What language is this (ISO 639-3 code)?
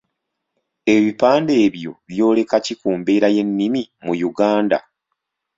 lug